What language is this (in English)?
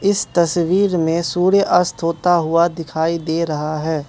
Hindi